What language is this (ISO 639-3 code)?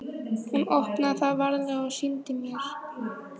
isl